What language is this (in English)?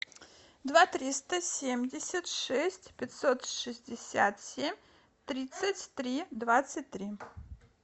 Russian